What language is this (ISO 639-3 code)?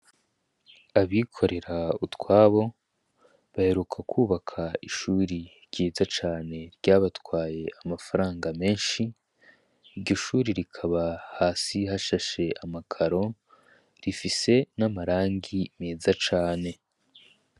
run